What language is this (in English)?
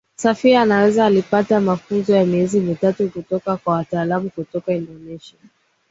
Swahili